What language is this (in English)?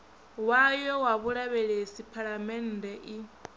Venda